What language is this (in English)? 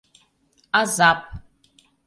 Mari